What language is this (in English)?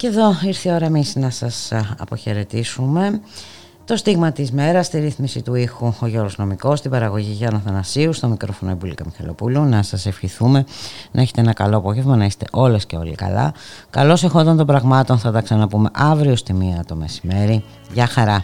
Greek